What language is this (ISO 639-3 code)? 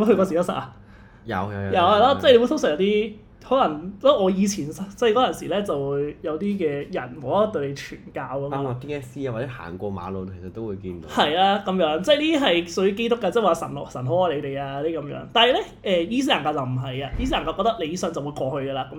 zho